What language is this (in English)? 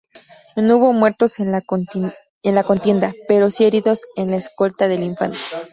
Spanish